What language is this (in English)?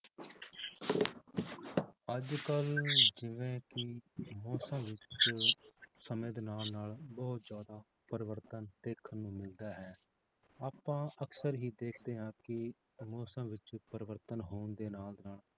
Punjabi